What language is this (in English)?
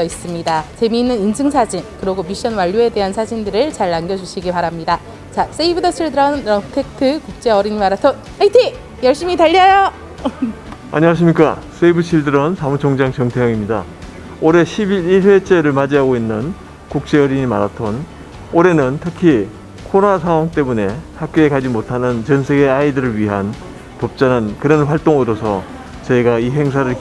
Korean